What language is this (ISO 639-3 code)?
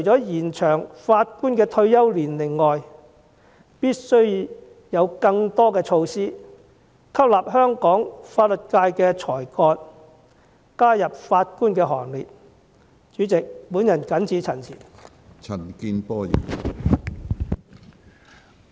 yue